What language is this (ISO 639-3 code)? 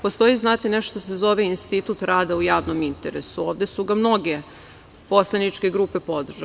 srp